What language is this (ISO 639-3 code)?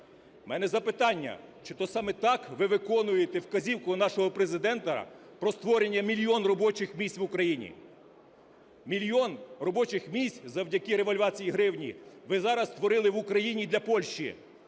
ukr